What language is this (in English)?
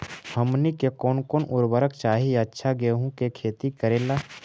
Magahi